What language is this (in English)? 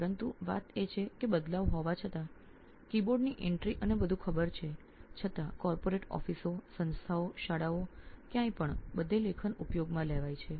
Gujarati